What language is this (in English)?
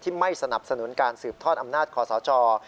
Thai